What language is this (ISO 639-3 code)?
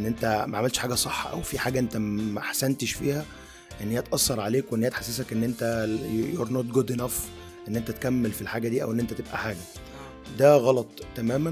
ara